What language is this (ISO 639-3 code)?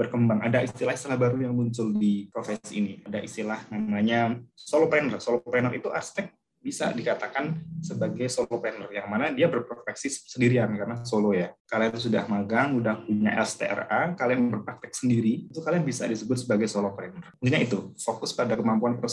ind